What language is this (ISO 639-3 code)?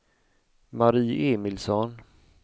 swe